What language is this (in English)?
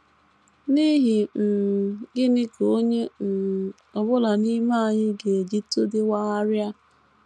Igbo